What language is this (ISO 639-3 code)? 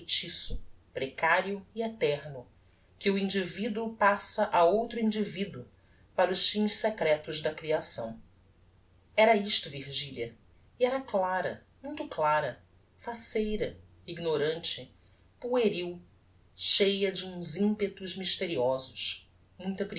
por